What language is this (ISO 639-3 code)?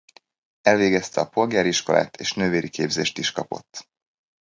hun